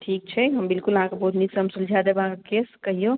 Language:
Maithili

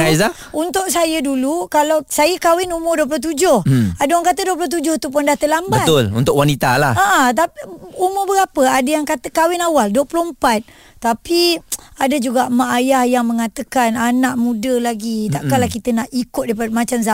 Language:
Malay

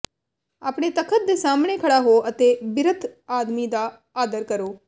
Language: Punjabi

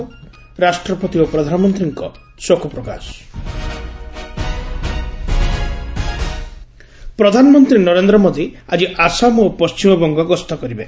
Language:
Odia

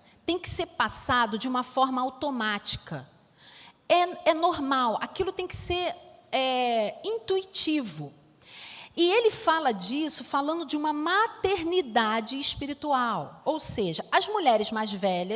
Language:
Portuguese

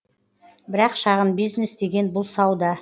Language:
Kazakh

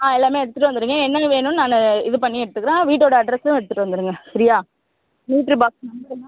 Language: Tamil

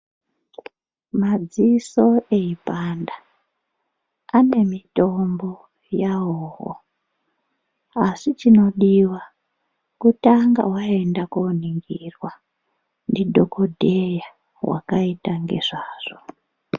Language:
Ndau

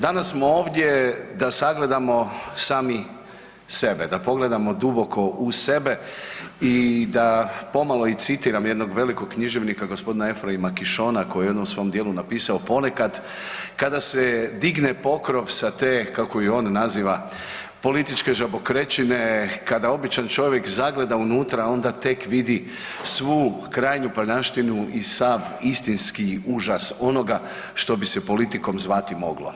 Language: Croatian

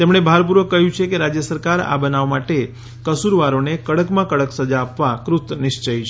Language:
Gujarati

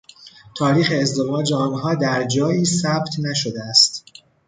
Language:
Persian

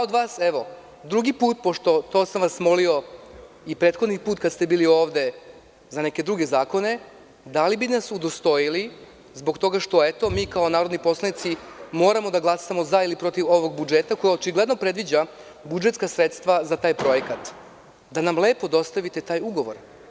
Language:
Serbian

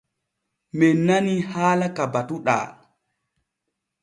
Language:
Borgu Fulfulde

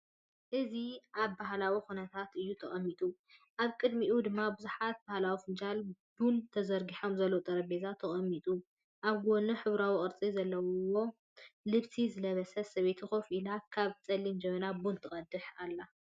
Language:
Tigrinya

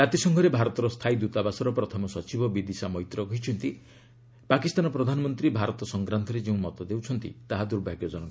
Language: Odia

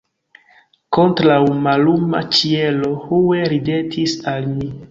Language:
Esperanto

